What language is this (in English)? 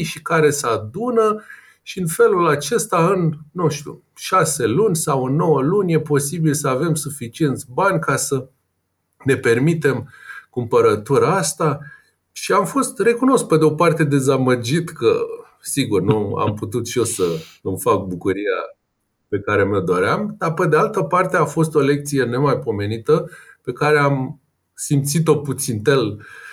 Romanian